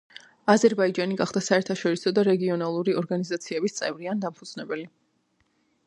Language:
Georgian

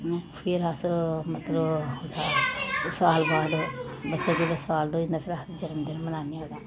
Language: Dogri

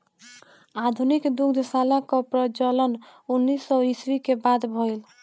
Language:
Bhojpuri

